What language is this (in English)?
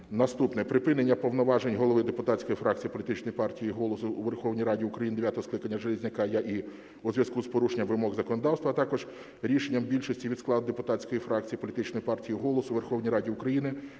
Ukrainian